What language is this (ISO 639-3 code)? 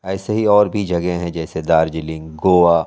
urd